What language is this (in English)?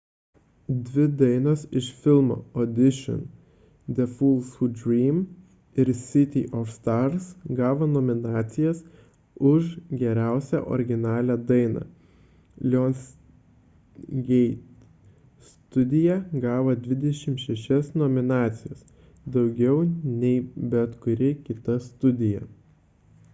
Lithuanian